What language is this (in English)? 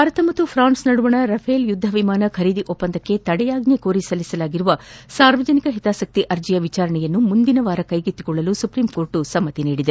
Kannada